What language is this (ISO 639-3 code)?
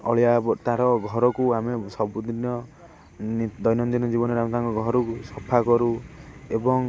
ori